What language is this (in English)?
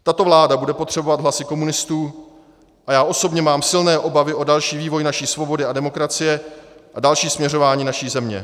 Czech